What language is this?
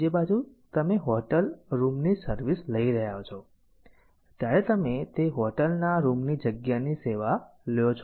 Gujarati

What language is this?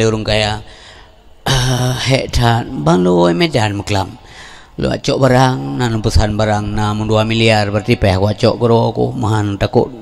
Malay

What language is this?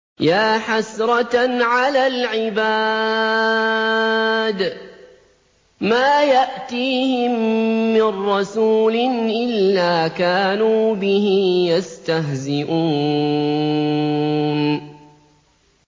Arabic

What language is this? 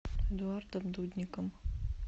Russian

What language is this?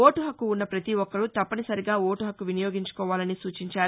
Telugu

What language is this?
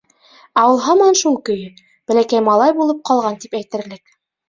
Bashkir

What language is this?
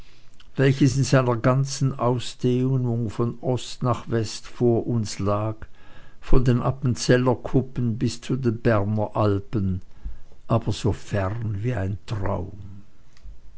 German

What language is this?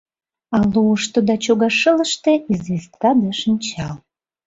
Mari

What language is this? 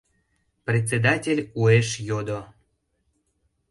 Mari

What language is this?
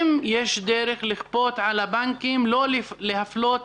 Hebrew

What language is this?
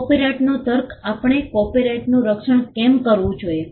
Gujarati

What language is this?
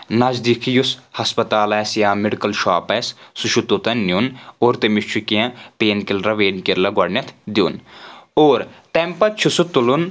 Kashmiri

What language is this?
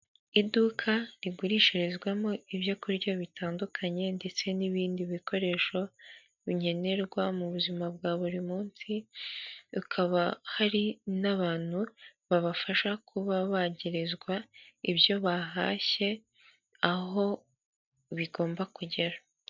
Kinyarwanda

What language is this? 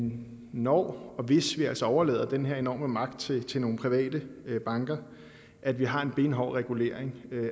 Danish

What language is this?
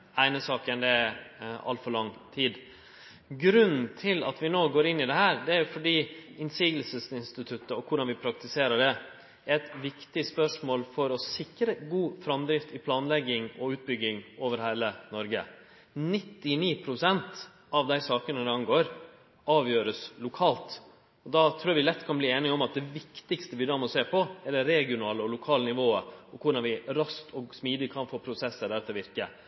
Norwegian Nynorsk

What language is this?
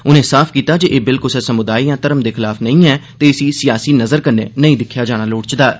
Dogri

